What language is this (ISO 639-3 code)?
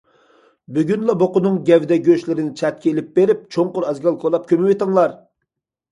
uig